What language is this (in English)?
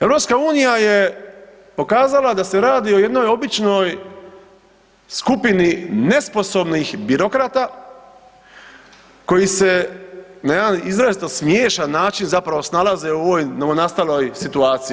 Croatian